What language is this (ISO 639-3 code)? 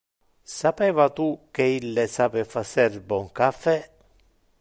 ina